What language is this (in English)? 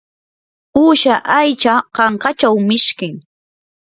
Yanahuanca Pasco Quechua